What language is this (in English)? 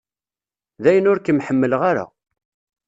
Kabyle